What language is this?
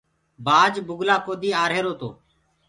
Gurgula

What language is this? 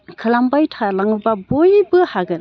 Bodo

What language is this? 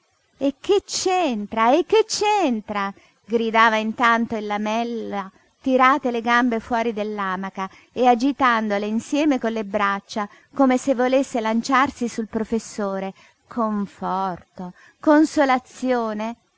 Italian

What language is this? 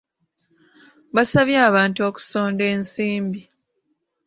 Ganda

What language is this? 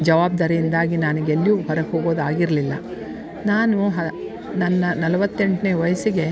Kannada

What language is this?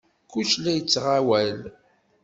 Kabyle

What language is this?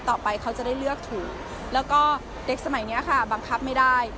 Thai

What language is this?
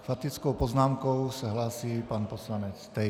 Czech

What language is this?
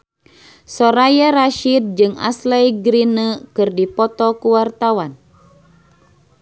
Sundanese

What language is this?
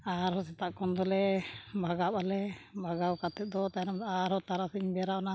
Santali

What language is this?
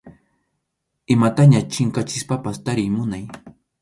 Arequipa-La Unión Quechua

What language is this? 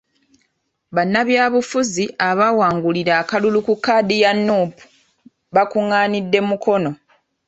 Ganda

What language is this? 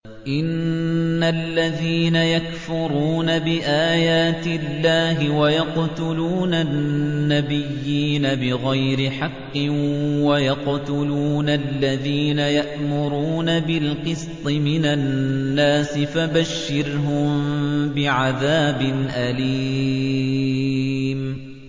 Arabic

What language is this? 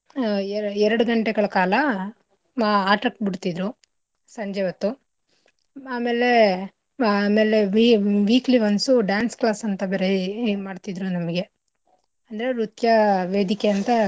Kannada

